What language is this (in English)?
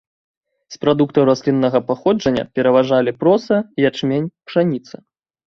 Belarusian